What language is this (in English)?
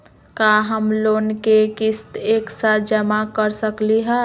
Magahi